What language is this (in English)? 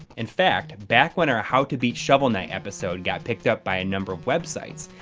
English